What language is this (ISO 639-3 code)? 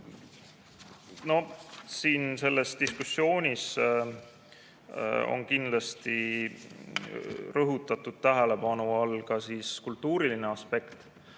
est